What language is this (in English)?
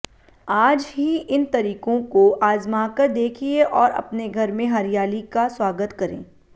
Hindi